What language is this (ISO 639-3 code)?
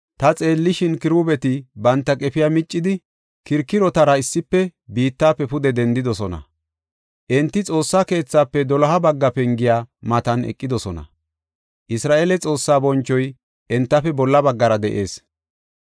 gof